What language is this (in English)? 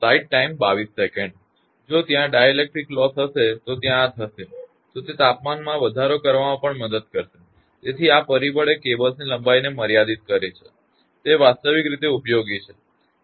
Gujarati